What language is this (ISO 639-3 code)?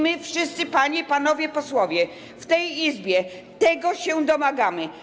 pol